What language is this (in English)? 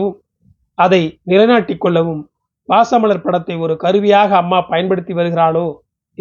Tamil